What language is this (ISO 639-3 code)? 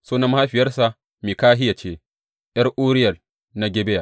hau